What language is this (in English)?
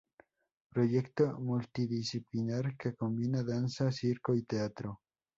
Spanish